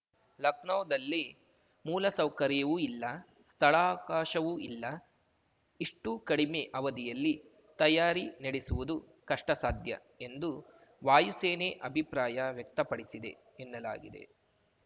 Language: Kannada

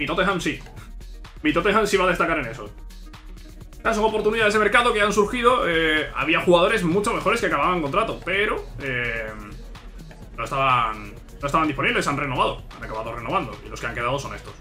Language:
Spanish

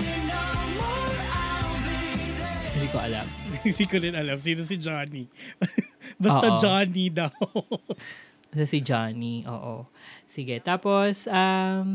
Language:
Filipino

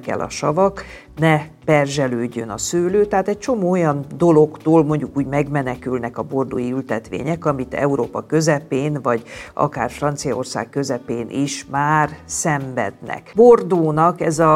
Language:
Hungarian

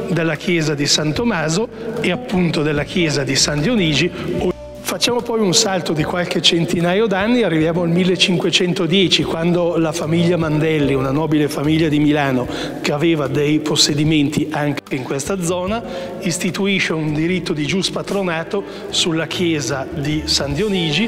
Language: Italian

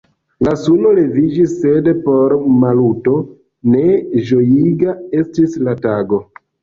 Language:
Esperanto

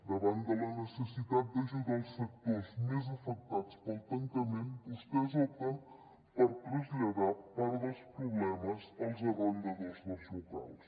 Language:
Catalan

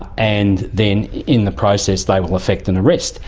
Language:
English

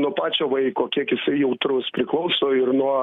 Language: Lithuanian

